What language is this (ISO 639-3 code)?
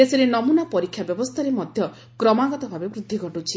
ori